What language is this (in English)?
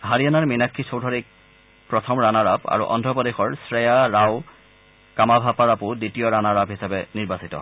Assamese